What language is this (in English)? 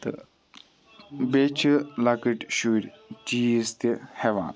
Kashmiri